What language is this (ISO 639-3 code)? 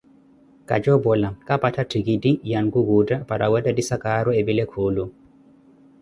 eko